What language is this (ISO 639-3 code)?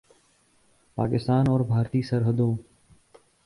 urd